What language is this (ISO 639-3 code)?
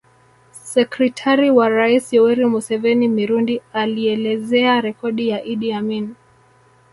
swa